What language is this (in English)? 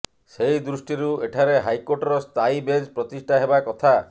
Odia